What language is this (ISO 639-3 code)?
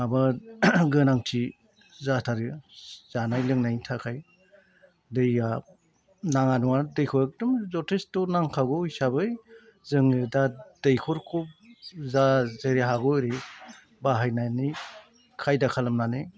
brx